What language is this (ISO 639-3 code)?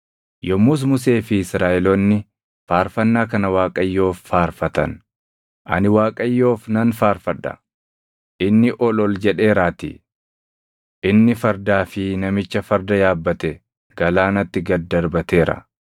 orm